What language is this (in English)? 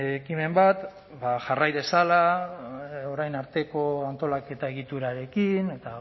Basque